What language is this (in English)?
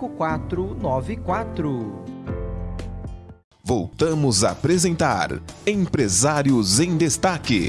Portuguese